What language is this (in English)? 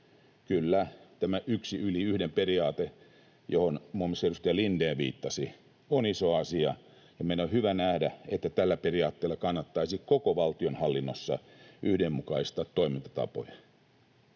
Finnish